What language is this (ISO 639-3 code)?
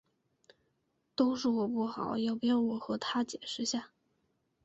zho